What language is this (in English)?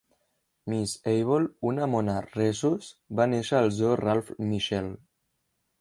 Catalan